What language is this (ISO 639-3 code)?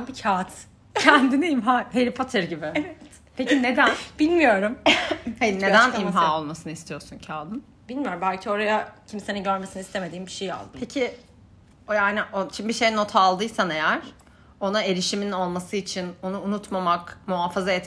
tur